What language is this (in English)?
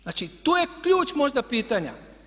Croatian